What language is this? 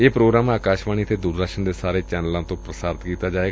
Punjabi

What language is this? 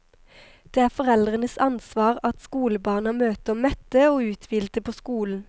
Norwegian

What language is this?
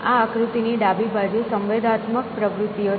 Gujarati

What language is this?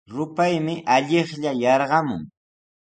Sihuas Ancash Quechua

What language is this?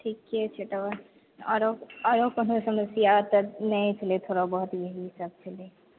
Maithili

